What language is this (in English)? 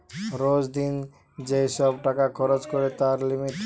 Bangla